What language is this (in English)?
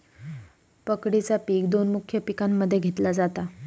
Marathi